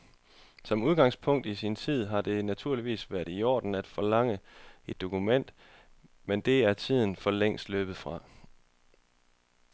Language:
Danish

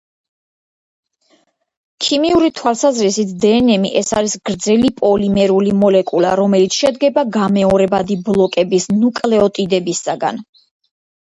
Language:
Georgian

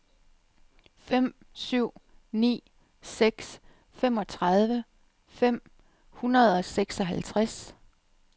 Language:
Danish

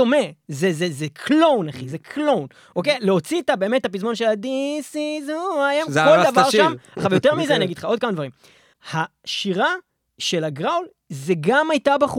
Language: Hebrew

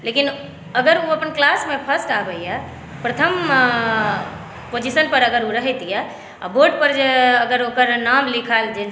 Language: Maithili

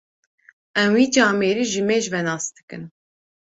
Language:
Kurdish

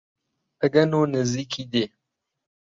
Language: Central Kurdish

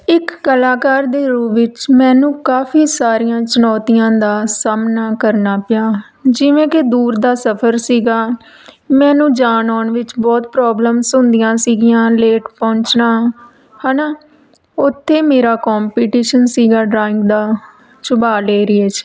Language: Punjabi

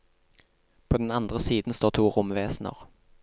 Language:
Norwegian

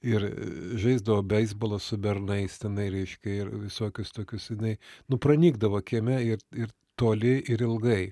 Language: Lithuanian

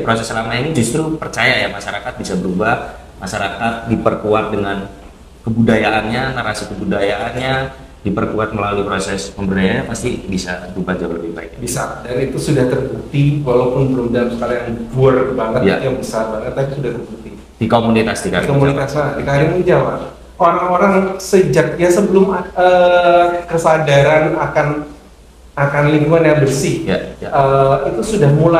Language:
Indonesian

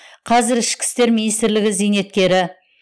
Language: Kazakh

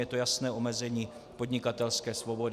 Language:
Czech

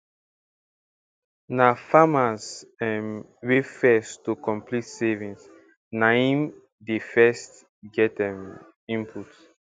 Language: Nigerian Pidgin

